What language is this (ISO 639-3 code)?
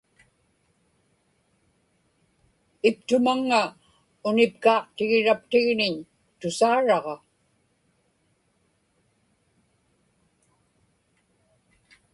ipk